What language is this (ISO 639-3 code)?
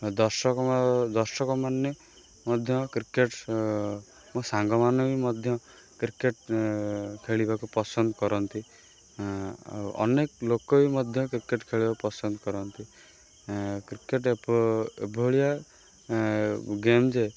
ori